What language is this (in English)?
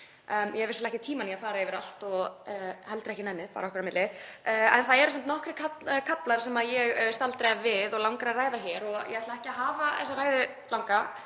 Icelandic